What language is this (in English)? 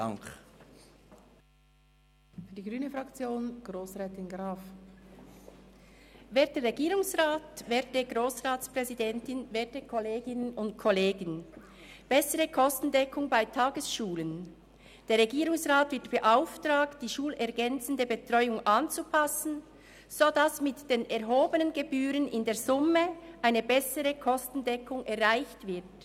Swiss German